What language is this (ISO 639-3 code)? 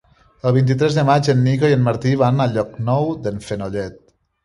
cat